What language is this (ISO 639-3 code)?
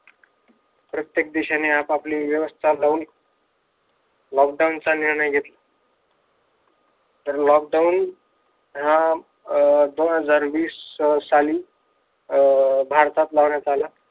mar